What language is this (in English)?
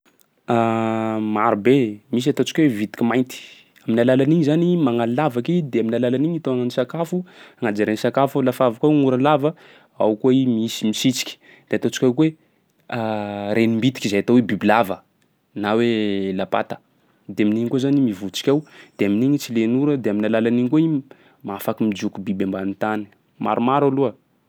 Sakalava Malagasy